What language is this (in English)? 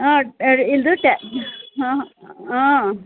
Kannada